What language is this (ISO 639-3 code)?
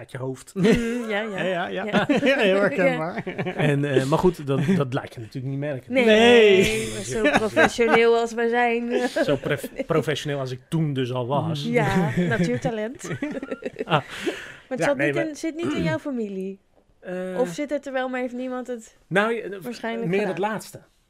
nld